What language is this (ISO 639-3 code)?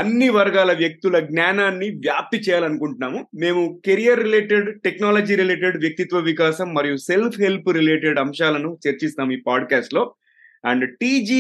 tel